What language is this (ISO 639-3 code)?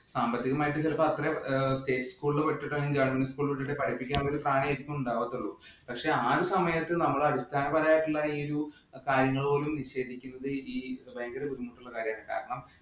mal